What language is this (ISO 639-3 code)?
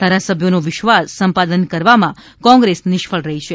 guj